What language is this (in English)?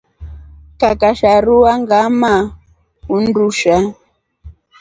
Rombo